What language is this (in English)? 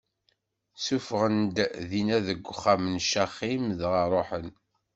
Kabyle